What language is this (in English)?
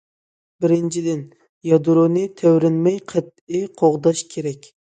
Uyghur